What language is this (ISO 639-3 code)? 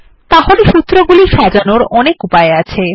ben